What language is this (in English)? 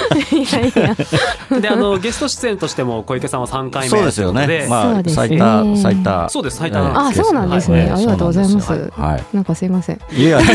Japanese